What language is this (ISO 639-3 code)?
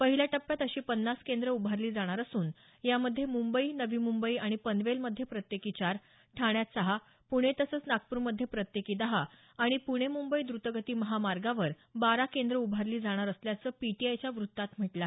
mar